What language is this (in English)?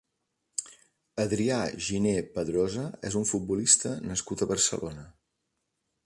Catalan